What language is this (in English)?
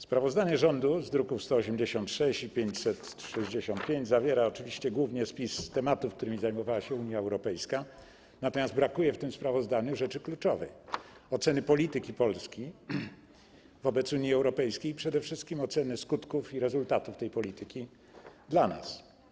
Polish